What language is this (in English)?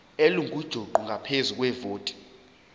Zulu